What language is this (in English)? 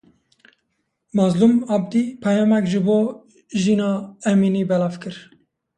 Kurdish